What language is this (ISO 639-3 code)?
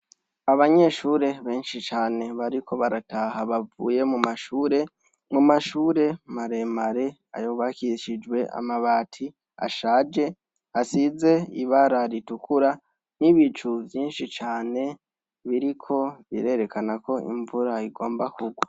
run